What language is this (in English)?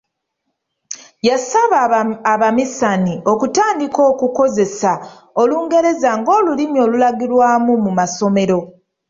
Ganda